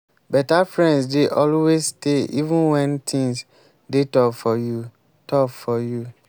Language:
Nigerian Pidgin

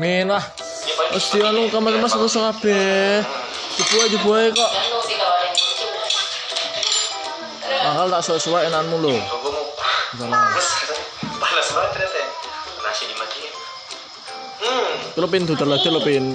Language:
Indonesian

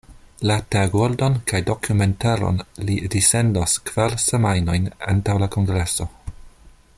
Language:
Esperanto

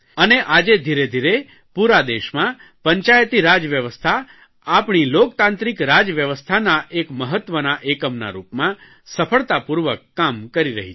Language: Gujarati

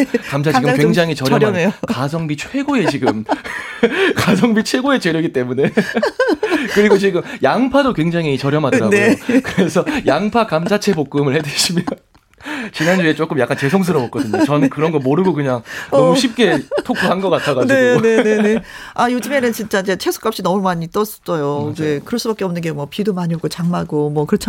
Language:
Korean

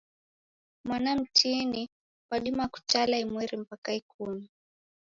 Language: Taita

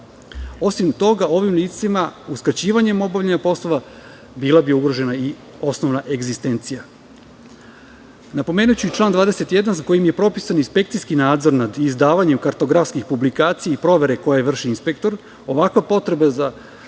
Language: Serbian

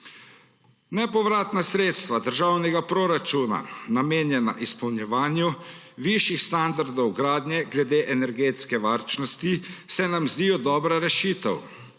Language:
Slovenian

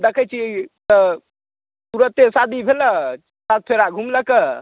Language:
Maithili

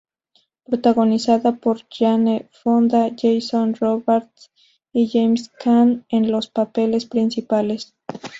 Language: Spanish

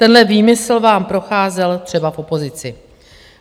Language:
Czech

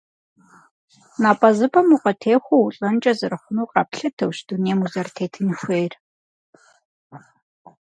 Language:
Kabardian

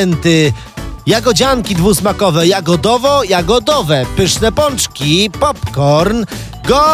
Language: Polish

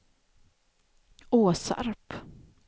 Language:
Swedish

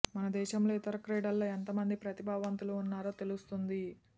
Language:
Telugu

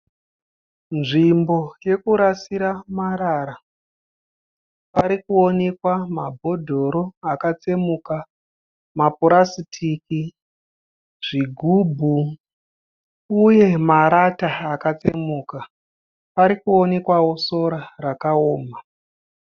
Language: Shona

